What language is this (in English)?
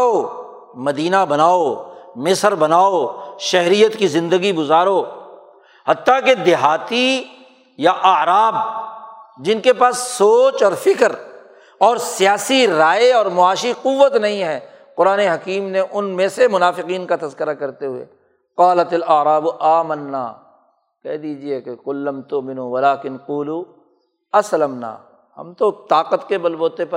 Urdu